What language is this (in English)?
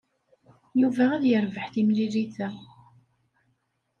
Kabyle